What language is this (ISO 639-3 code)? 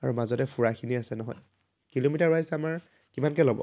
asm